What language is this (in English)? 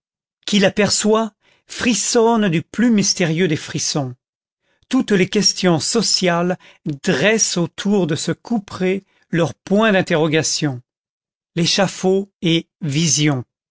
French